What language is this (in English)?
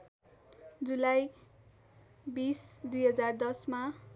Nepali